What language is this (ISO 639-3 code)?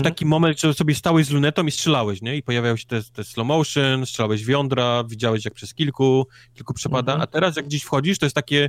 pol